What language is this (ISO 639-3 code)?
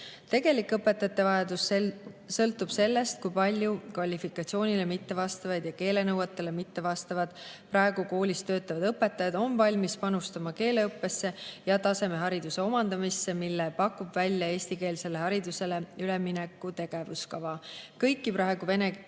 est